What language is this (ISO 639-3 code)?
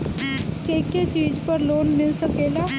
bho